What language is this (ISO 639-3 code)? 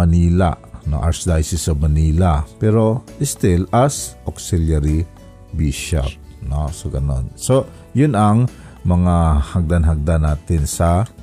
fil